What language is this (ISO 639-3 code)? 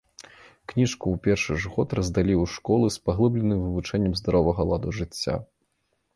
bel